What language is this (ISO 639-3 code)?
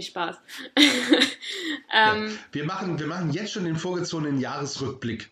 deu